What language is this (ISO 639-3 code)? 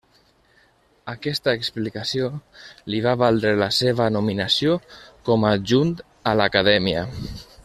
cat